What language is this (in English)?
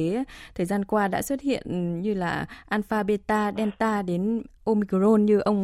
Vietnamese